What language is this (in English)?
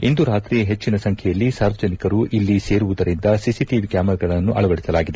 Kannada